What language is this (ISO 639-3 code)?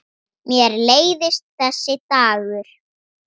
isl